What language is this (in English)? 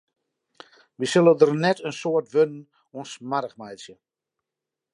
Western Frisian